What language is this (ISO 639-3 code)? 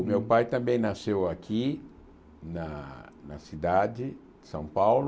por